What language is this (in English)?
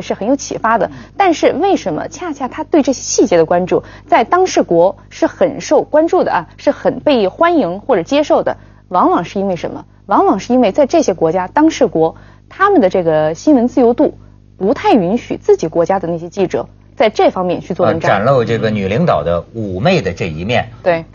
Chinese